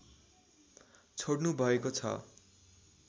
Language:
Nepali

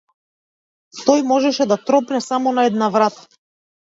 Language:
Macedonian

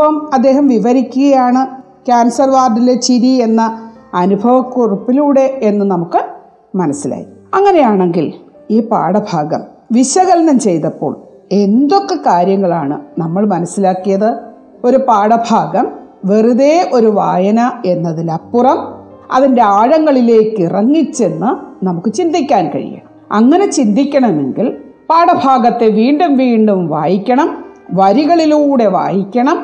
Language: Malayalam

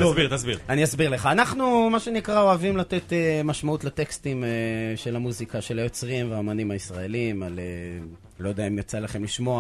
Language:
Hebrew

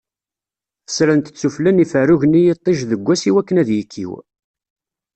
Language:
Kabyle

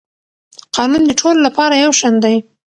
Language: Pashto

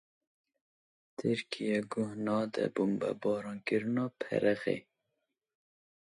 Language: Kurdish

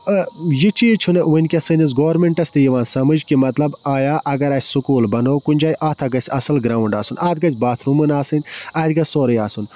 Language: Kashmiri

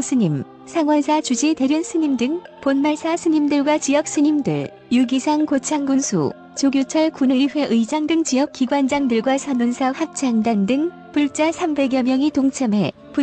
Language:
Korean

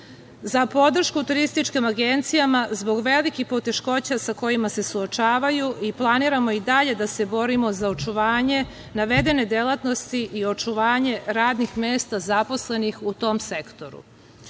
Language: Serbian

